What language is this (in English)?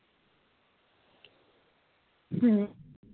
Punjabi